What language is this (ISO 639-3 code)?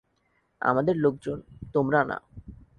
ben